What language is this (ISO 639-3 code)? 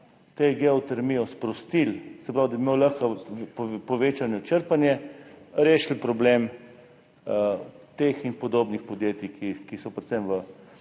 slv